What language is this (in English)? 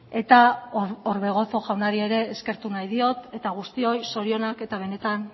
Basque